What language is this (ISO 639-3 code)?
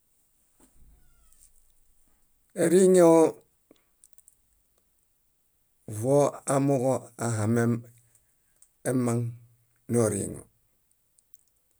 bda